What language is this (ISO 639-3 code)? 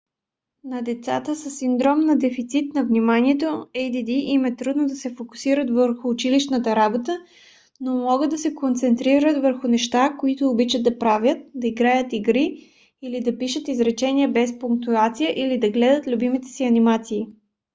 bul